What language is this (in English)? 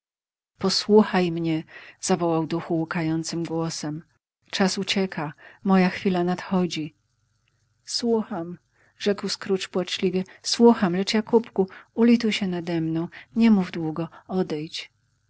Polish